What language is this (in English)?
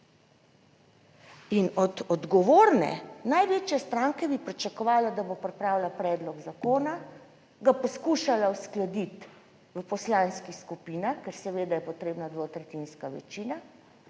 Slovenian